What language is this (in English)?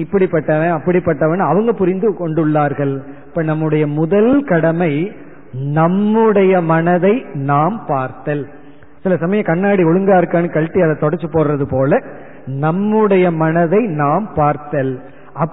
Tamil